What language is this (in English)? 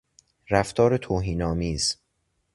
Persian